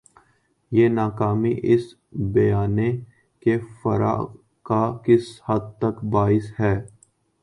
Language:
Urdu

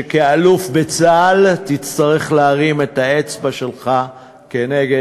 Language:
Hebrew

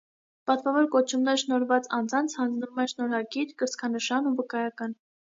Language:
Armenian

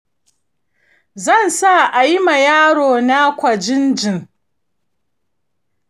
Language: Hausa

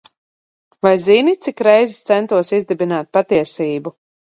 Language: Latvian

